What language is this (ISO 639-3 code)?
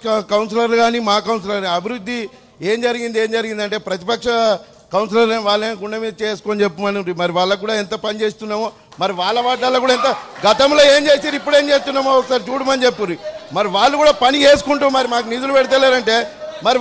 hin